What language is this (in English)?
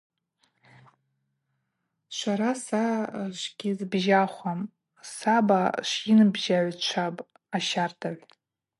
Abaza